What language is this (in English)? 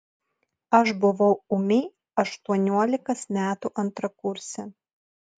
Lithuanian